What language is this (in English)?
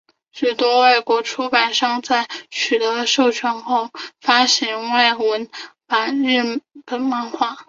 Chinese